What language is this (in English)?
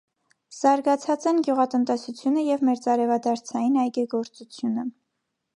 Armenian